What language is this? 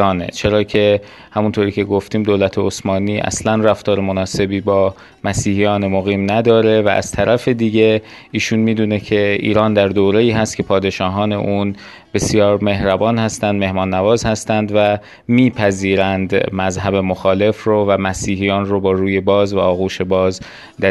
Persian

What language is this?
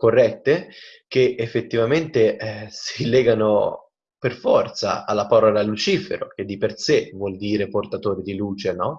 Italian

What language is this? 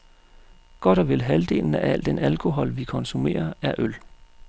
Danish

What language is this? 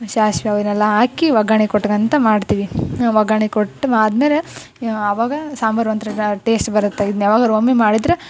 Kannada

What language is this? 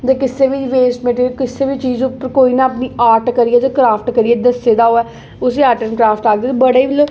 Dogri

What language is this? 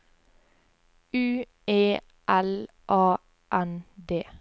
Norwegian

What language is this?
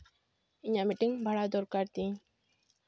Santali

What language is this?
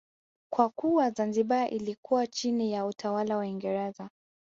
Swahili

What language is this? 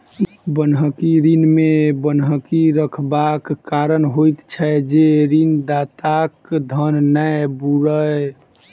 Maithili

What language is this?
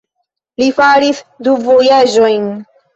Esperanto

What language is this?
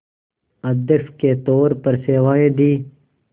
Hindi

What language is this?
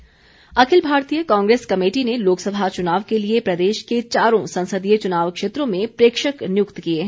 Hindi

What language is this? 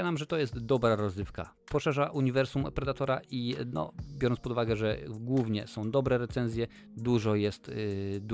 Polish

